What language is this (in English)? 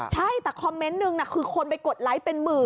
Thai